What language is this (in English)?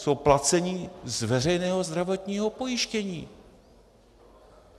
Czech